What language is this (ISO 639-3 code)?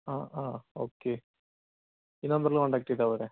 mal